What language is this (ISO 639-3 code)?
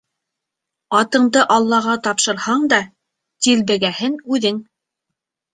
bak